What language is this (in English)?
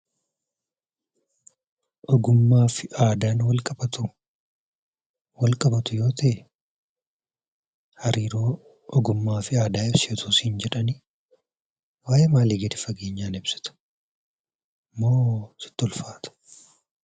Oromo